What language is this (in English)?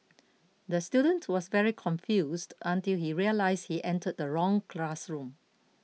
English